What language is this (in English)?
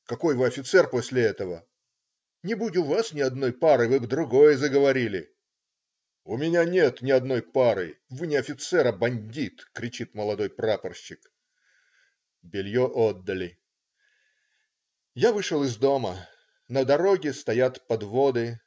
Russian